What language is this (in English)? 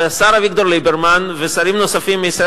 Hebrew